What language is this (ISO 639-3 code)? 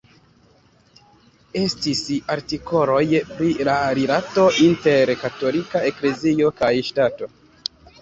epo